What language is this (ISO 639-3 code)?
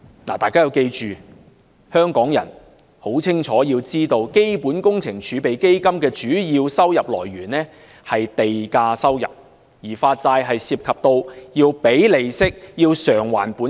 yue